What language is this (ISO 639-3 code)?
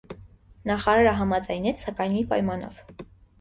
hye